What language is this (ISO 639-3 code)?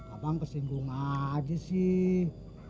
ind